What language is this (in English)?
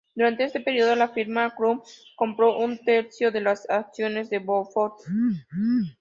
Spanish